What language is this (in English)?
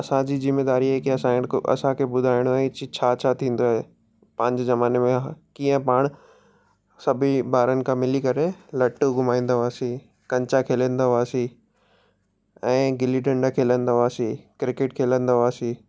Sindhi